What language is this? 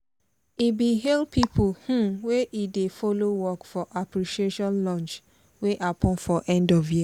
Nigerian Pidgin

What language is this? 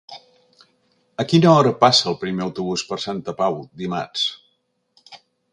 Catalan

